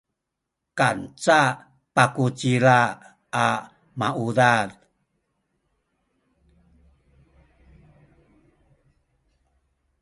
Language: Sakizaya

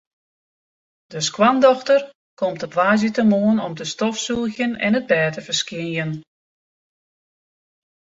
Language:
Western Frisian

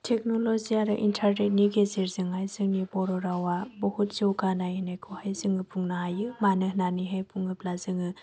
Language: Bodo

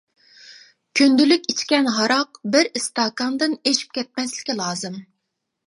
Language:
Uyghur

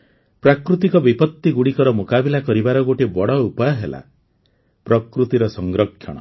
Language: Odia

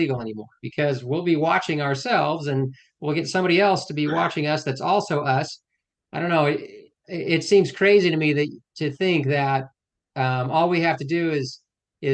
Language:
English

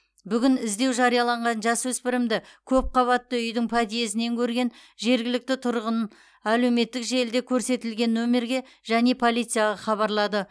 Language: Kazakh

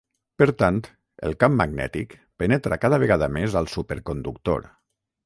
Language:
Catalan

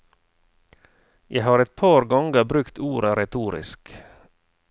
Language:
Norwegian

